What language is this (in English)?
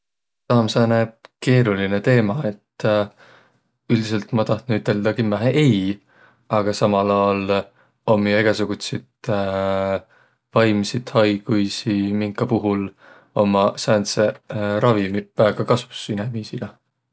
Võro